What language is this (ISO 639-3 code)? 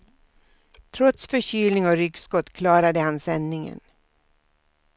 swe